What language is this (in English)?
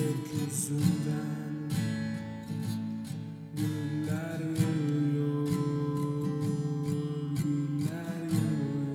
Turkish